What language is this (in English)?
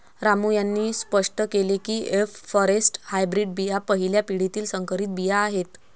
Marathi